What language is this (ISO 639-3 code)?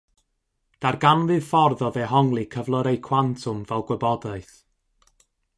cym